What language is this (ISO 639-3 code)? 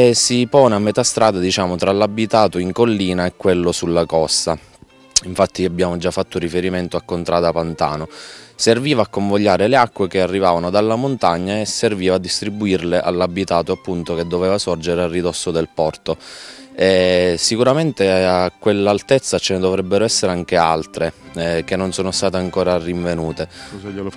ita